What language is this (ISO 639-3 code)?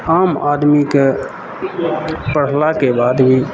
mai